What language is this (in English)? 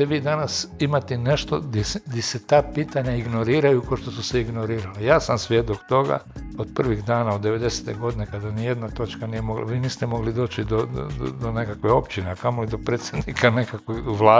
Croatian